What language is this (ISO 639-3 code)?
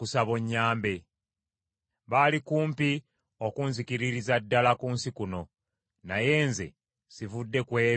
lug